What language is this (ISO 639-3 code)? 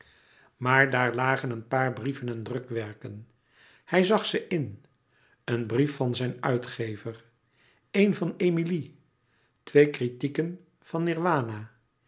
nld